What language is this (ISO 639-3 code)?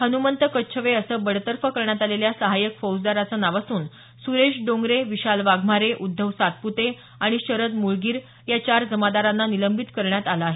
mar